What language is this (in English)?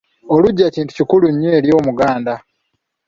Ganda